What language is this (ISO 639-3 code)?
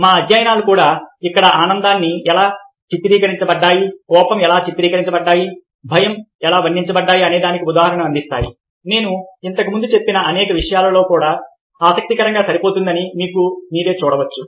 tel